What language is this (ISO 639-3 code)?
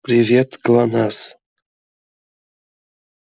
rus